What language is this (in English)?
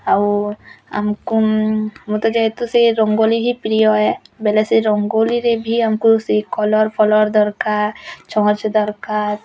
Odia